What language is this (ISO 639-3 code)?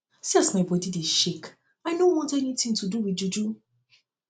pcm